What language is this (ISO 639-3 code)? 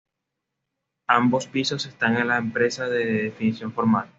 spa